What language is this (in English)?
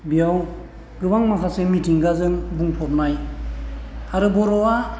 Bodo